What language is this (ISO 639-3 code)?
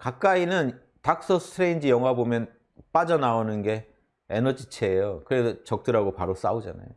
kor